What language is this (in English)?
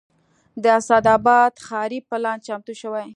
Pashto